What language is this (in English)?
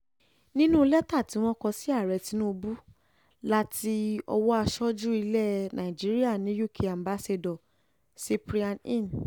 Yoruba